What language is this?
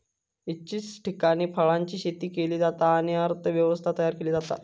Marathi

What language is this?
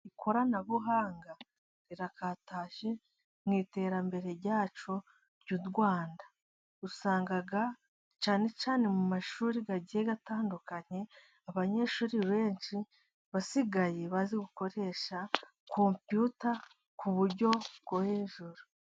Kinyarwanda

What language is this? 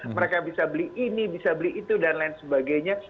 Indonesian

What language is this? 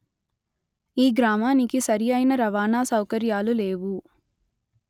Telugu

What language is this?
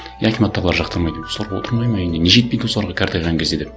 Kazakh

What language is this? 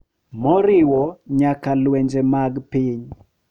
Luo (Kenya and Tanzania)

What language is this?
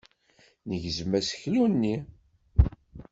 Kabyle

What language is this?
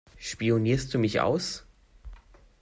German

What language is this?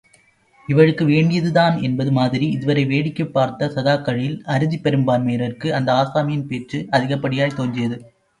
Tamil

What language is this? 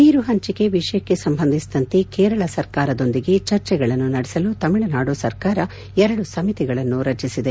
Kannada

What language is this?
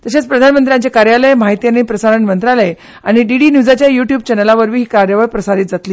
Konkani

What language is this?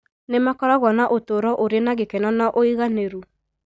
Kikuyu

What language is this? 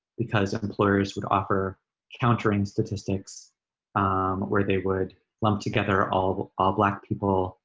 English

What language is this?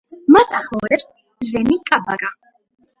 Georgian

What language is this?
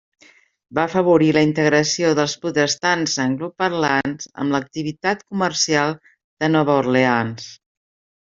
Catalan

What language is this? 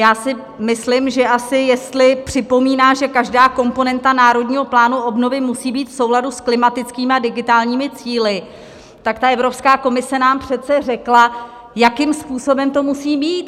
Czech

